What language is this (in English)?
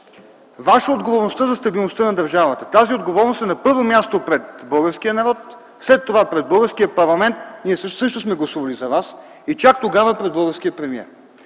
Bulgarian